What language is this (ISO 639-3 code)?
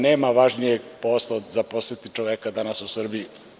srp